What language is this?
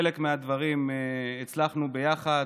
Hebrew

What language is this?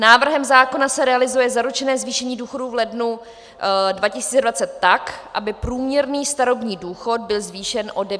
Czech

